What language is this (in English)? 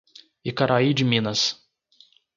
Portuguese